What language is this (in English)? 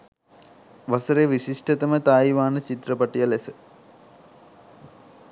Sinhala